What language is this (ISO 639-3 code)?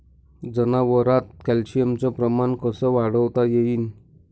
mar